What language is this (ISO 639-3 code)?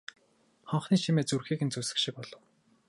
mon